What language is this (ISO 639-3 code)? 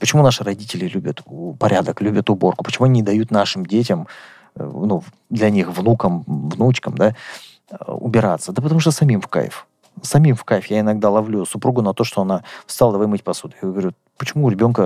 rus